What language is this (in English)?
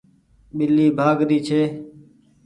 Goaria